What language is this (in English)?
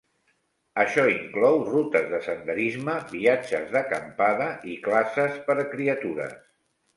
Catalan